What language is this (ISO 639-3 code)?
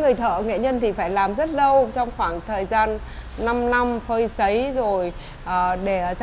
vie